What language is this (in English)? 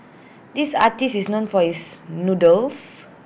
English